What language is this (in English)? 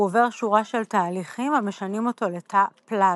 Hebrew